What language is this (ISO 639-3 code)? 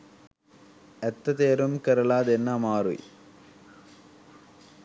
sin